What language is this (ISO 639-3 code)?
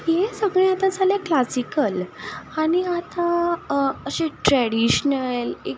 kok